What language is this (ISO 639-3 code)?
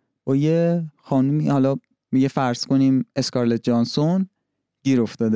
fas